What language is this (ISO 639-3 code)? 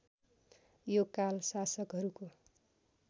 nep